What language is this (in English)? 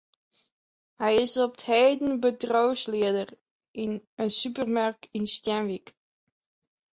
Western Frisian